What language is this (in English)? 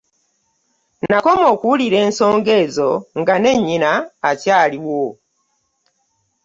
Ganda